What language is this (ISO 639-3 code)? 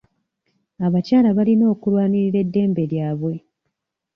lug